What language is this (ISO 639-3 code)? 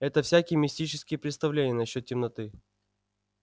rus